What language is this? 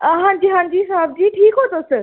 Dogri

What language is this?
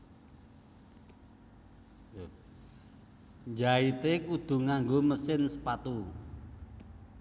Javanese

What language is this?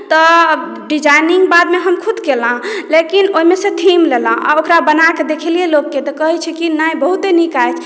Maithili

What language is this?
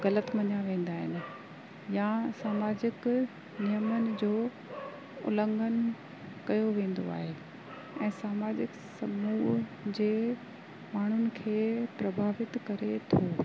Sindhi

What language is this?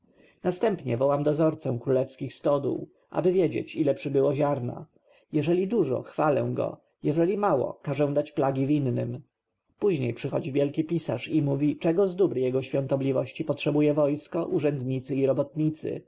Polish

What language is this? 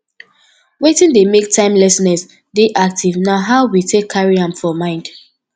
Nigerian Pidgin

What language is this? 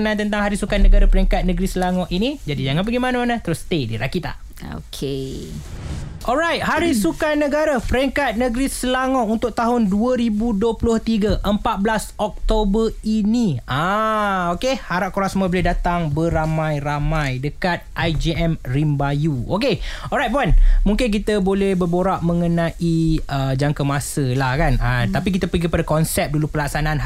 Malay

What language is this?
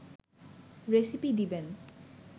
Bangla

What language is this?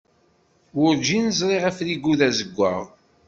Kabyle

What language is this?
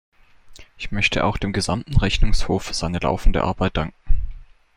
German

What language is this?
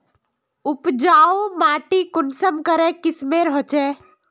Magahi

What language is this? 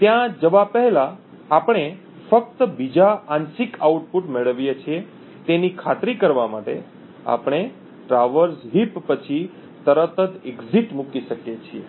Gujarati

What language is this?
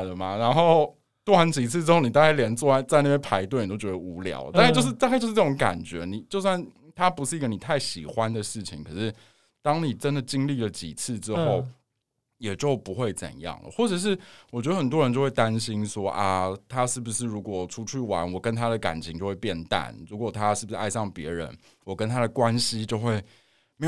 Chinese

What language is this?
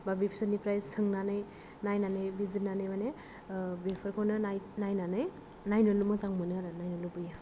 Bodo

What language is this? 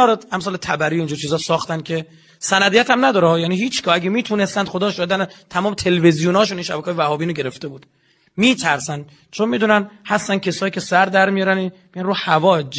Persian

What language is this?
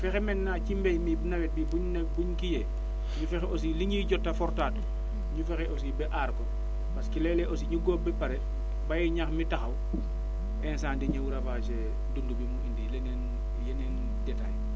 Wolof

